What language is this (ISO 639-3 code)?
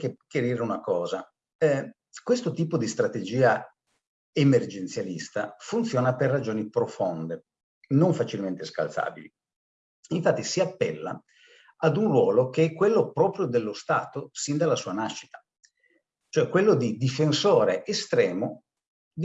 ita